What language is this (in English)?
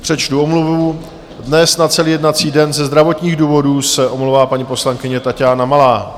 Czech